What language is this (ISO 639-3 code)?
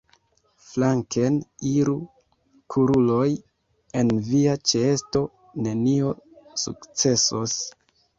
epo